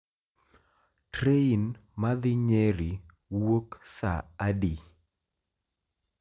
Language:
Luo (Kenya and Tanzania)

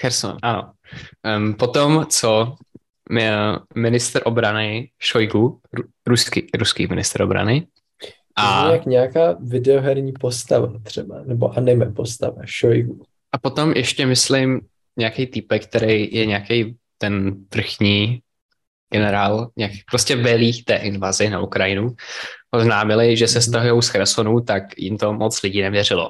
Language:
Czech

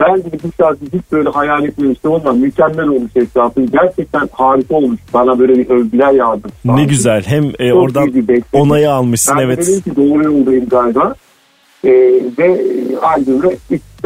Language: Turkish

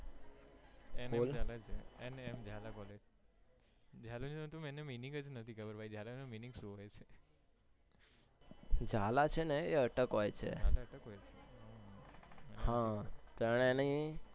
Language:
Gujarati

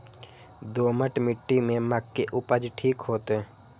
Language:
Maithili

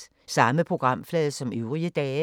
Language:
Danish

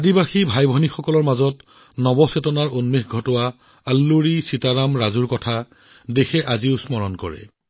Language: Assamese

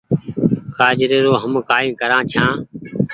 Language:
Goaria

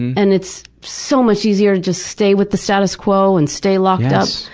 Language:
English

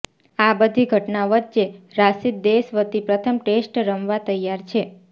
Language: Gujarati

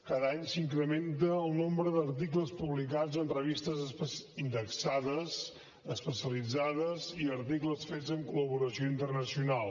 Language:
Catalan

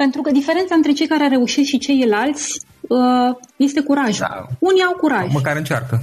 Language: Romanian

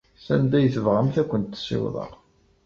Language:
Kabyle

